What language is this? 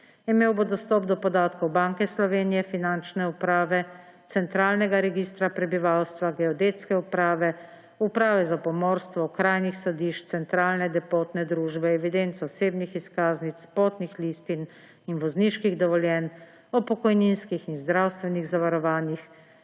Slovenian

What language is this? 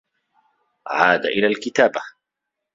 Arabic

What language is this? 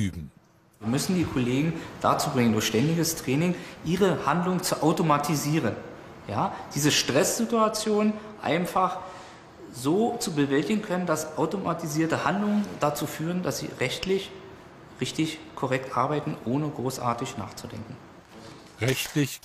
German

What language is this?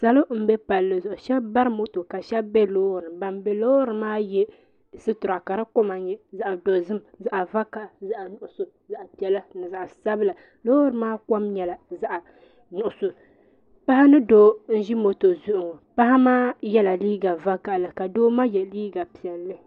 Dagbani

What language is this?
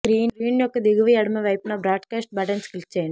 Telugu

